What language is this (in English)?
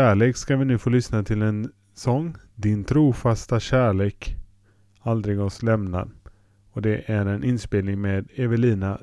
Swedish